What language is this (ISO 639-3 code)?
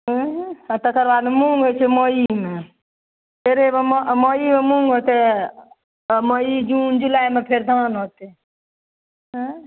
mai